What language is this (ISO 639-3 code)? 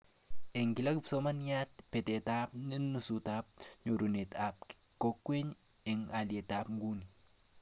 kln